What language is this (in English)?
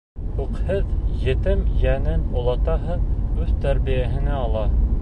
Bashkir